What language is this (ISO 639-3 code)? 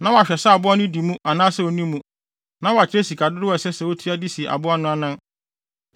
aka